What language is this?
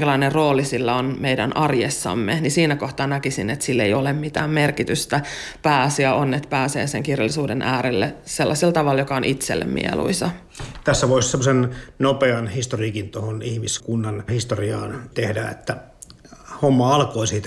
Finnish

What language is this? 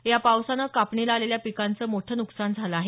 Marathi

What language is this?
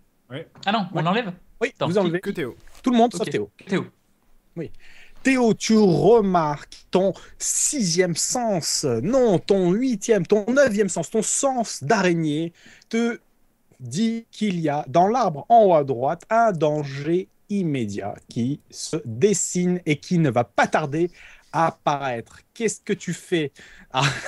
French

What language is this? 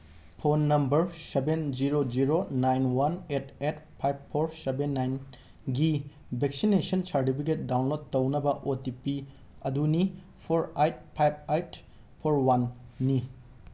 Manipuri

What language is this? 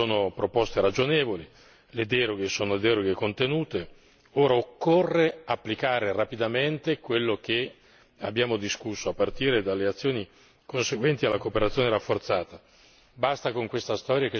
Italian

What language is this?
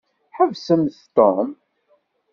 Kabyle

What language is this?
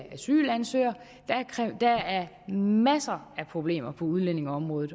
Danish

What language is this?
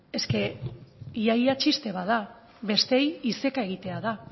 Basque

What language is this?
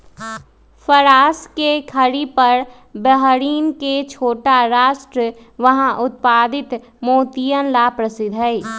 Magahi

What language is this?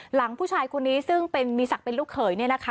Thai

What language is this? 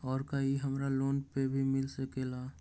Magahi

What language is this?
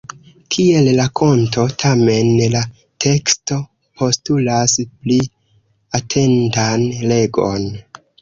Esperanto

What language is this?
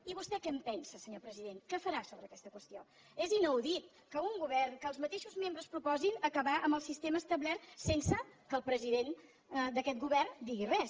Catalan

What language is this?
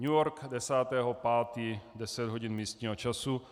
Czech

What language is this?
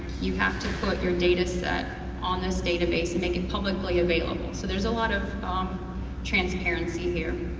English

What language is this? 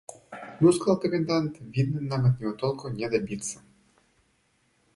Russian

